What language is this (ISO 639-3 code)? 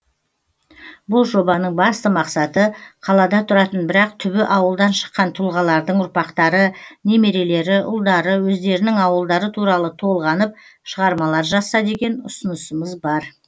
kaz